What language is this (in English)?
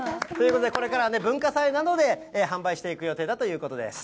Japanese